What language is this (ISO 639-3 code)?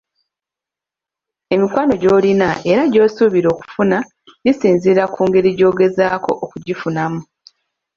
lug